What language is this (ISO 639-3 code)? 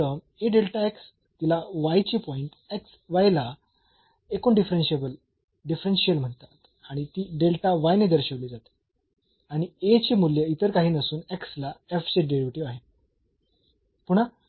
mar